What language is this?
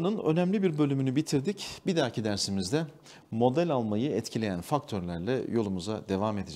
Turkish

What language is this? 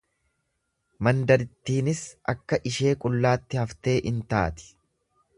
Oromo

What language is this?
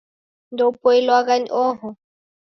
Taita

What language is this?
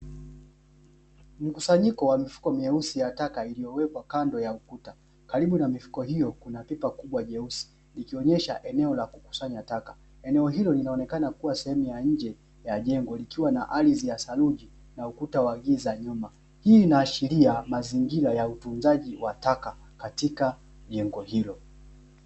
Swahili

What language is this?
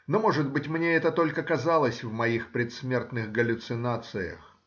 Russian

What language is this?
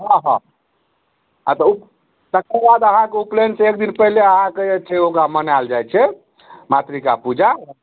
Maithili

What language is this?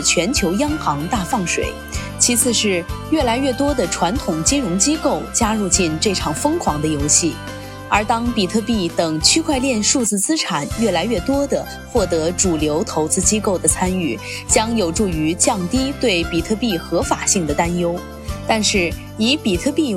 Chinese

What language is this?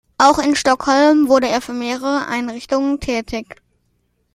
German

